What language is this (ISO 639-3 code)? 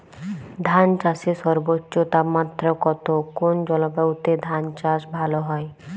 ben